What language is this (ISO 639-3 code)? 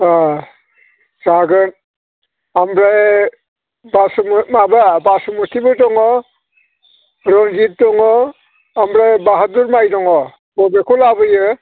brx